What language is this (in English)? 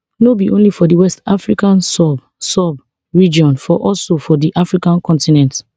Nigerian Pidgin